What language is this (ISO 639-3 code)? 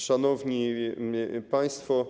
pol